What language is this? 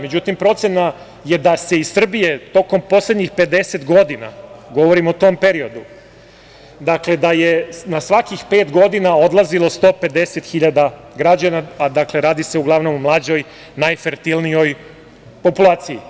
Serbian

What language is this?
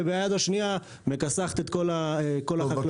Hebrew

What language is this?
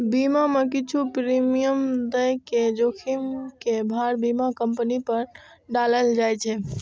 Maithili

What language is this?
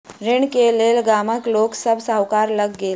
Maithili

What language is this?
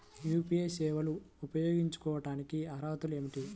Telugu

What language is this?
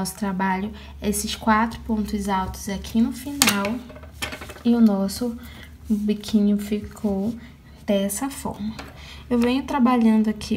Portuguese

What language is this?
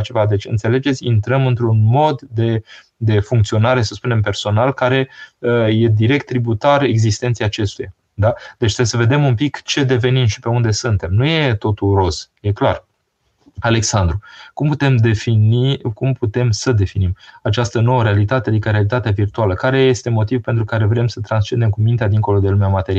Romanian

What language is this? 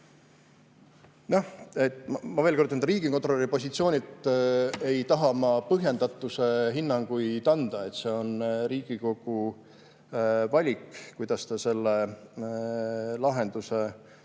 Estonian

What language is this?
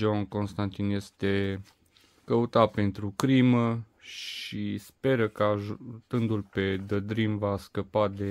Romanian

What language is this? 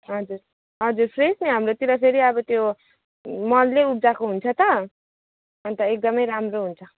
Nepali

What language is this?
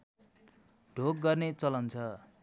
Nepali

